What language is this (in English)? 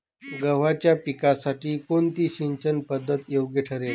Marathi